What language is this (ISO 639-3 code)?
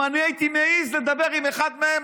heb